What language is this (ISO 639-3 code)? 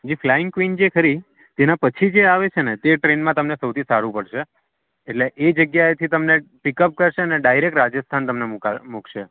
guj